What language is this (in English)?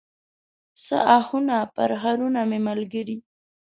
Pashto